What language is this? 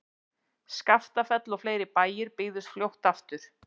Icelandic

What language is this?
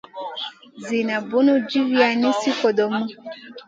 Masana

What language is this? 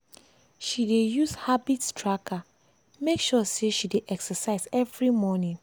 Nigerian Pidgin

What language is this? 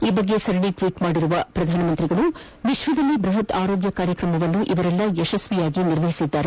Kannada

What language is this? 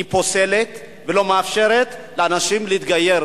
Hebrew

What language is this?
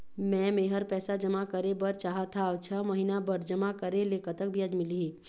Chhattisgarhi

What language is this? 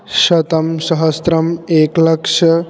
Sanskrit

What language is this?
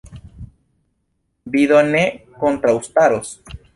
Esperanto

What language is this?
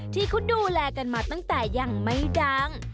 Thai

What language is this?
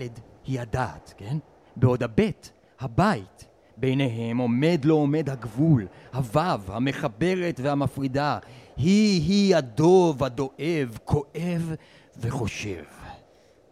Hebrew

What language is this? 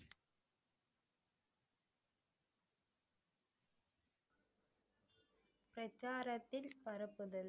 Tamil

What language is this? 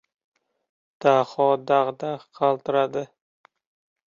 Uzbek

